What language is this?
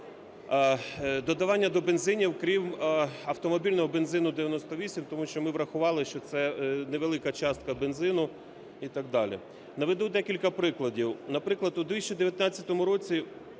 Ukrainian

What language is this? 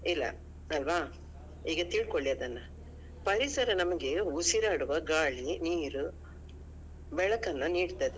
Kannada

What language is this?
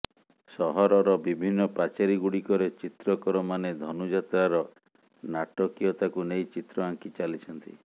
Odia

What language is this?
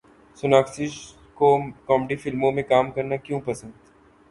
Urdu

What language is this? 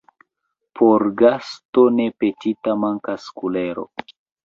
Esperanto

